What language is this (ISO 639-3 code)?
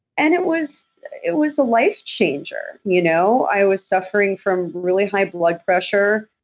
eng